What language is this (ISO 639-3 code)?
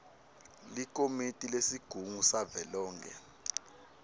ssw